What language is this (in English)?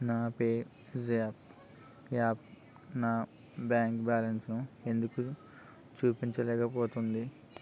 Telugu